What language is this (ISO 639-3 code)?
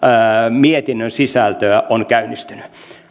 fin